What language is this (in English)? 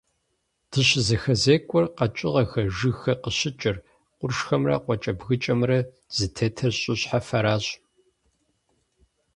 Kabardian